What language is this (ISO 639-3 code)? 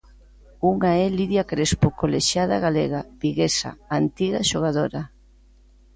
glg